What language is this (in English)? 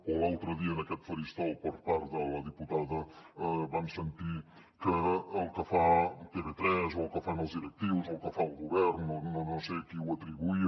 Catalan